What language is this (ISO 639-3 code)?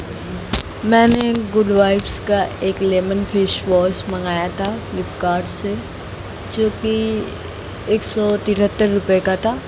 hin